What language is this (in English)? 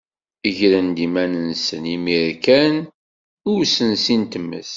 Kabyle